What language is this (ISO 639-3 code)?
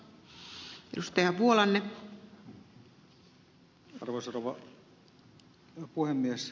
fin